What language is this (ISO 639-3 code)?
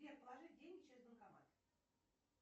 rus